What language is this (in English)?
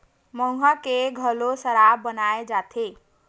Chhattisgarhi